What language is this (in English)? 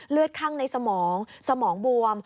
Thai